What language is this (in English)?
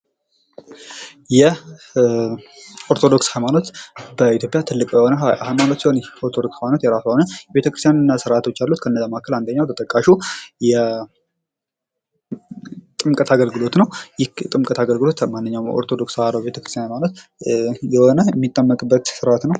Amharic